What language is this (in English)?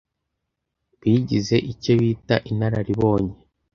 Kinyarwanda